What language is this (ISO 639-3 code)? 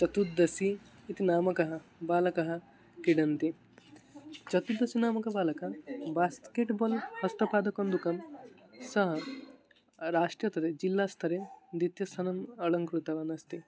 san